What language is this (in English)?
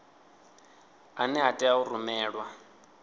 Venda